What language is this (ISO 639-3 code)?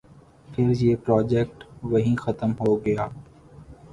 urd